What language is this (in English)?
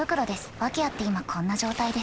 Japanese